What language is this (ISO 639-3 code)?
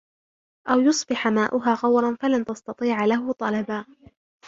ara